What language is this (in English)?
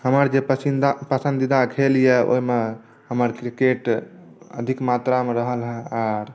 Maithili